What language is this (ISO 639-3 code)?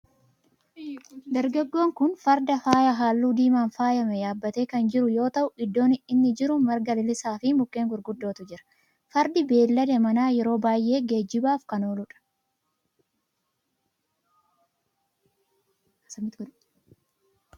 orm